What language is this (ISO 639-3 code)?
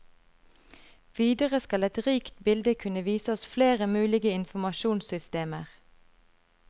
nor